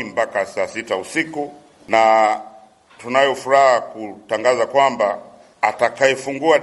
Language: Swahili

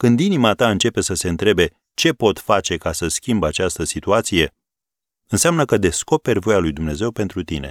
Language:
Romanian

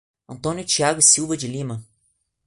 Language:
Portuguese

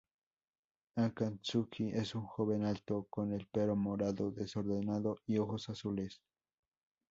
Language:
Spanish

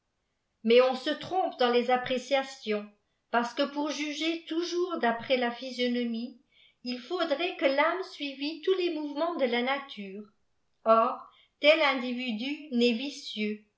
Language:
French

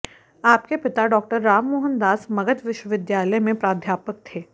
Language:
Sanskrit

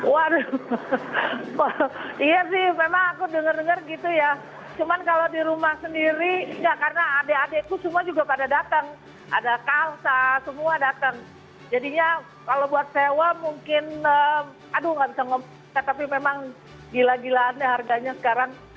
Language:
Indonesian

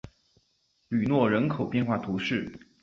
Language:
Chinese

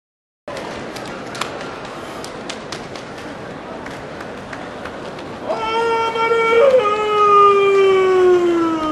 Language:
Japanese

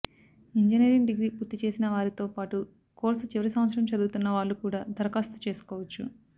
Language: Telugu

